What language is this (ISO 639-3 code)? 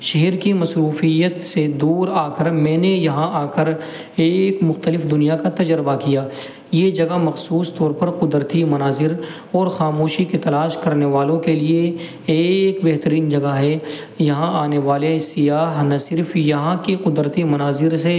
urd